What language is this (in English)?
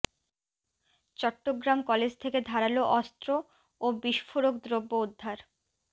Bangla